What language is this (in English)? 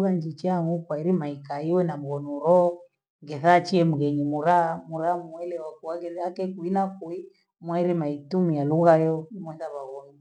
Gweno